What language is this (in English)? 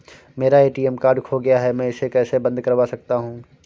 Hindi